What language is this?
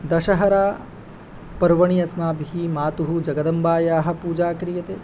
Sanskrit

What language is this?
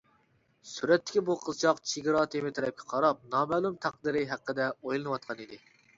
Uyghur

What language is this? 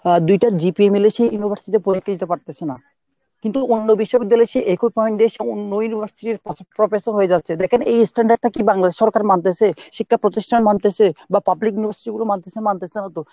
Bangla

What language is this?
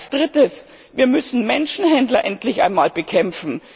German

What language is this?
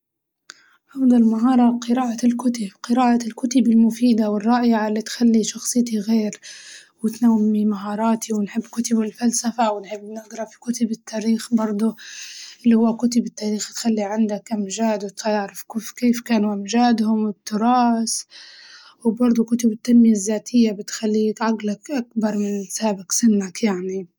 Libyan Arabic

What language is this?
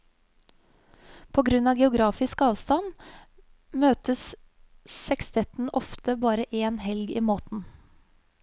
Norwegian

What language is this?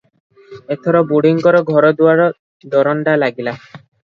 Odia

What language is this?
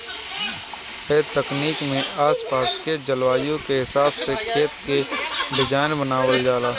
Bhojpuri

